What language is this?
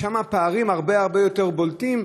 Hebrew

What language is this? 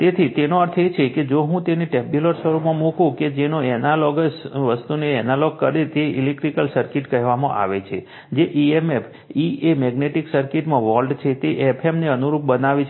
Gujarati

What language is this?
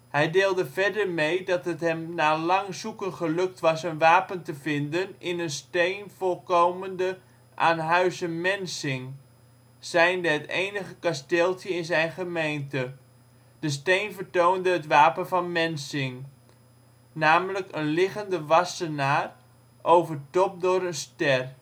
Dutch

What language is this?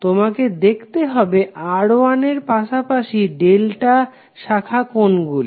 Bangla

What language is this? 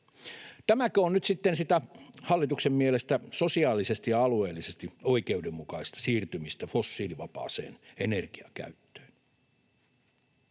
Finnish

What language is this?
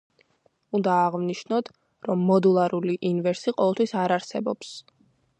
Georgian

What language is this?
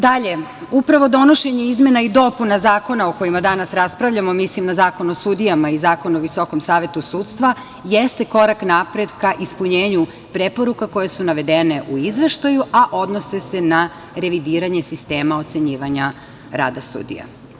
Serbian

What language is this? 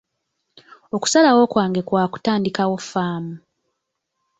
Ganda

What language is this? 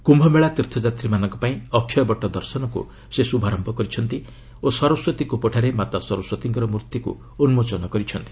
Odia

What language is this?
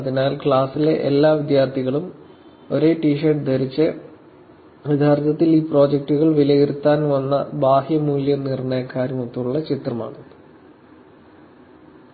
Malayalam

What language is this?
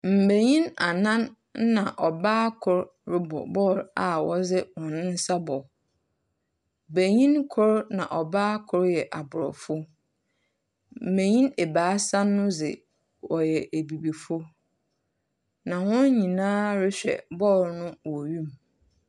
Akan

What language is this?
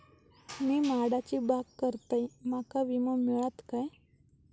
Marathi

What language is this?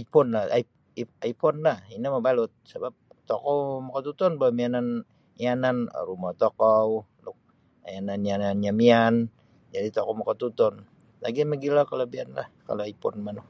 Sabah Bisaya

